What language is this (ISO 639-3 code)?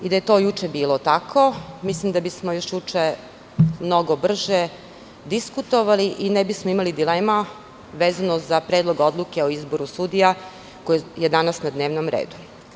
srp